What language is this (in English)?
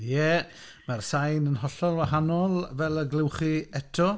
Welsh